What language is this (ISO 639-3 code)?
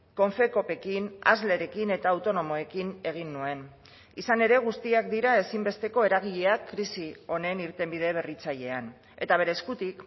eus